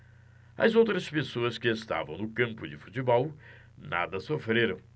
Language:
Portuguese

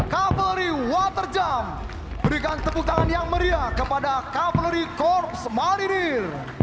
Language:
Indonesian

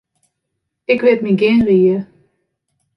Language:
Western Frisian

